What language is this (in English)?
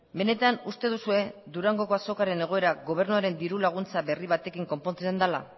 Basque